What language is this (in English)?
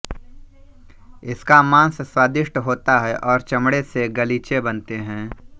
Hindi